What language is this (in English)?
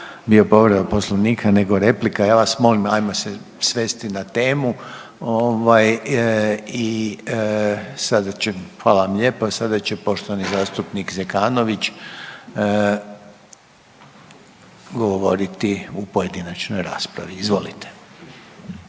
Croatian